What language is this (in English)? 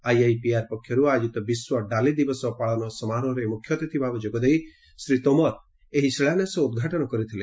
Odia